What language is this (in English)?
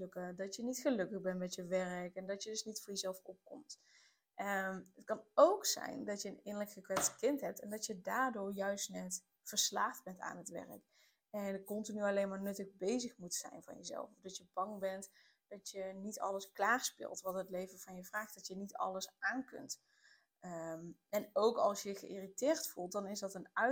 Dutch